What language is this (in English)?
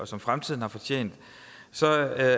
Danish